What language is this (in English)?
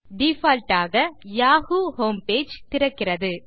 Tamil